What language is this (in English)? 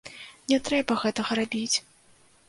Belarusian